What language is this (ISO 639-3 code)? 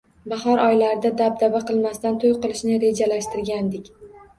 uzb